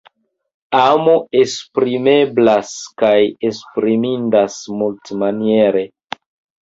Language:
Esperanto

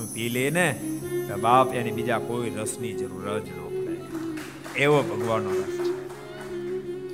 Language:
Gujarati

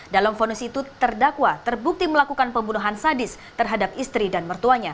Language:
Indonesian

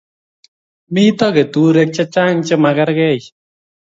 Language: Kalenjin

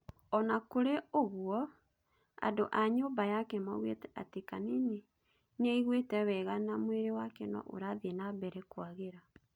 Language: Kikuyu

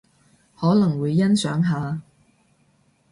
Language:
Cantonese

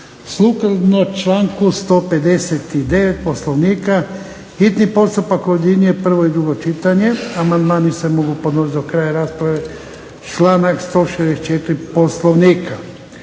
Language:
Croatian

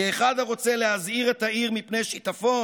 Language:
Hebrew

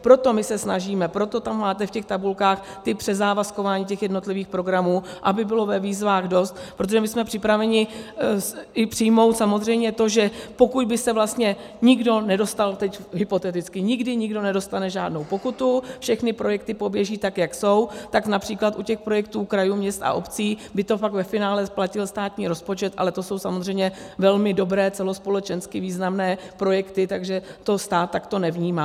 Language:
Czech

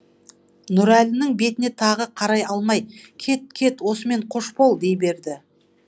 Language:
Kazakh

